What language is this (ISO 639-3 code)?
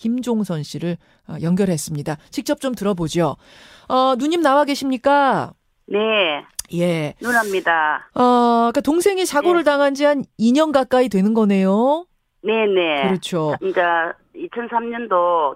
kor